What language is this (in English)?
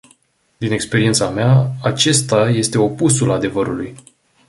Romanian